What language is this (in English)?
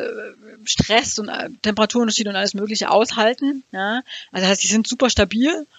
German